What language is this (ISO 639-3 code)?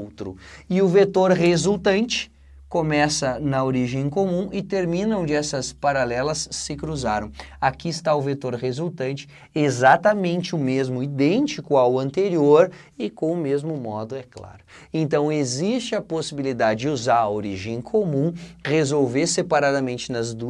por